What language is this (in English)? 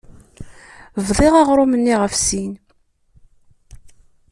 Kabyle